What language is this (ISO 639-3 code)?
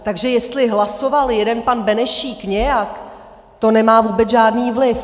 ces